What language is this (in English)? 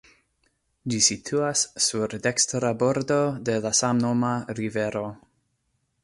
Esperanto